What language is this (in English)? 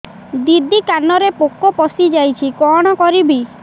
Odia